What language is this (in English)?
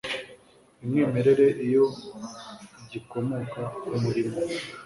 Kinyarwanda